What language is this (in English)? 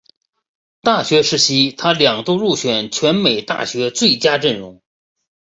Chinese